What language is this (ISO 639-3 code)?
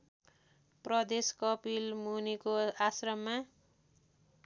nep